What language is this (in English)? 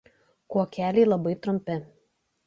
Lithuanian